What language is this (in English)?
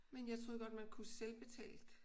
Danish